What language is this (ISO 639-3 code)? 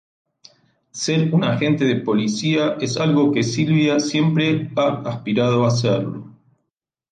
spa